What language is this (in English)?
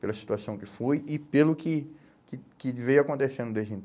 Portuguese